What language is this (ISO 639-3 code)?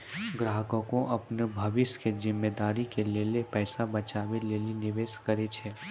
mai